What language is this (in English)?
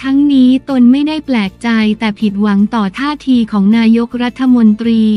Thai